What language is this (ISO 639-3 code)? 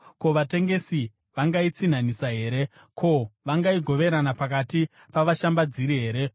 sna